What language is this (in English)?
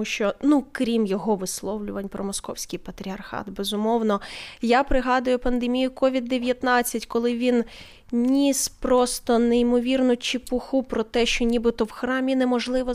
Ukrainian